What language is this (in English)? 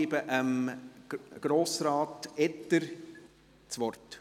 Swiss German